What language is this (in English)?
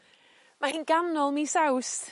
Welsh